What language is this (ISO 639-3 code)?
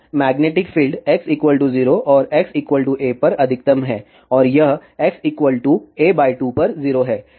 hin